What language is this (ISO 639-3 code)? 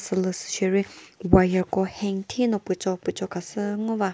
nri